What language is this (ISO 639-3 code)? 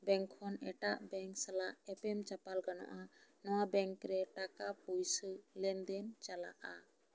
sat